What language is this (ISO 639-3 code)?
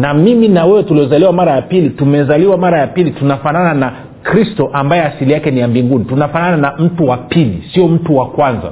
swa